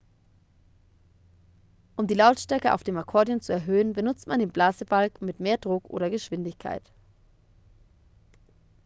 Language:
German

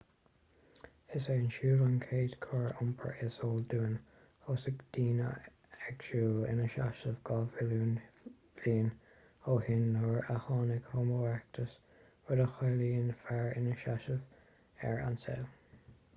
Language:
Irish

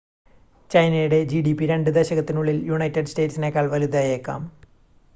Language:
Malayalam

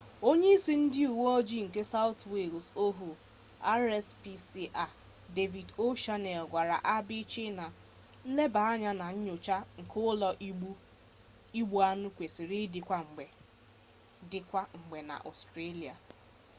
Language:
Igbo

